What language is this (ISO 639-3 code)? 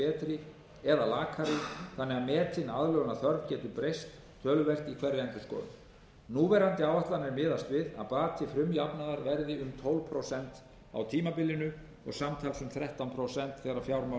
isl